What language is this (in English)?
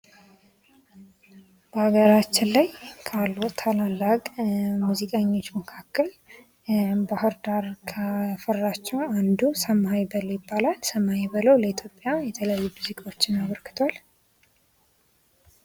Amharic